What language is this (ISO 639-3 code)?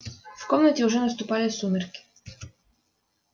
rus